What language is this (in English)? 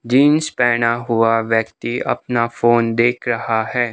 Hindi